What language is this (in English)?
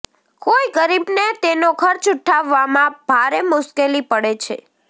Gujarati